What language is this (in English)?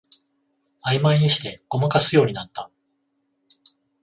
Japanese